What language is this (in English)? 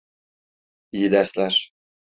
Turkish